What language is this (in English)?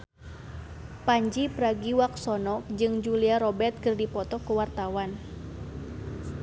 Sundanese